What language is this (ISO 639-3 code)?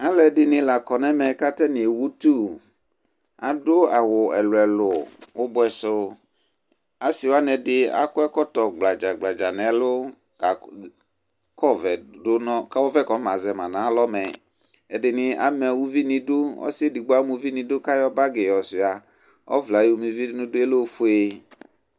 kpo